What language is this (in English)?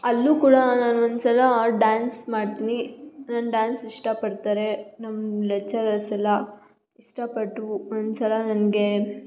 Kannada